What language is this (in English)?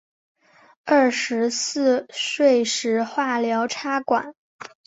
Chinese